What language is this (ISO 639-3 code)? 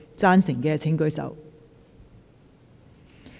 yue